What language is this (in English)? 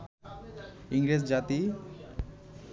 Bangla